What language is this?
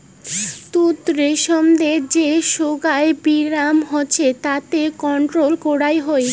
Bangla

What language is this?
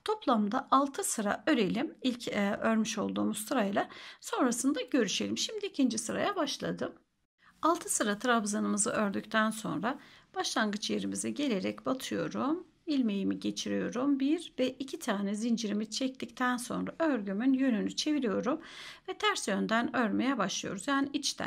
Turkish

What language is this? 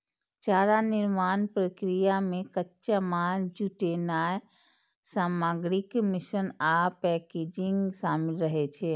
Maithili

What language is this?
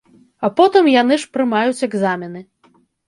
Belarusian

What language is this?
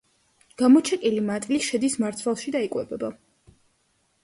Georgian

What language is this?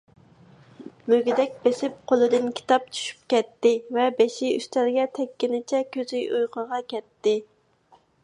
Uyghur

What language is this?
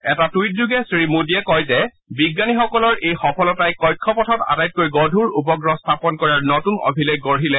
Assamese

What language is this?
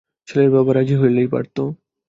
Bangla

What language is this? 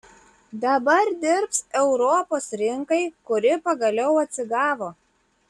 Lithuanian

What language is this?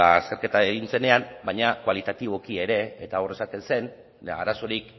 Basque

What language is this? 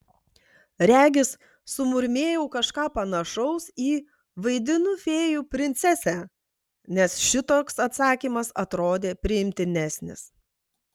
Lithuanian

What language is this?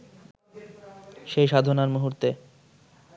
Bangla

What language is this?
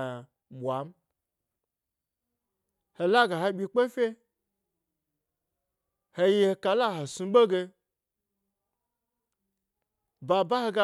Gbari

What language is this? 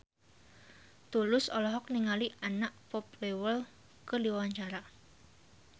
Sundanese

